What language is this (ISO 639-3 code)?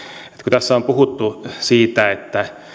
fin